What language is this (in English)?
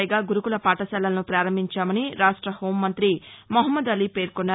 Telugu